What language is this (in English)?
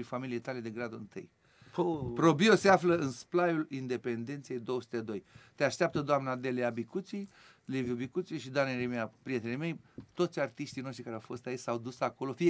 Romanian